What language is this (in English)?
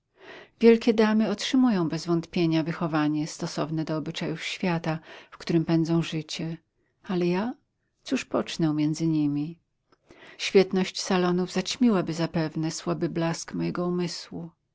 Polish